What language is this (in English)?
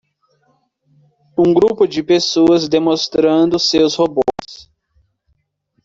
Portuguese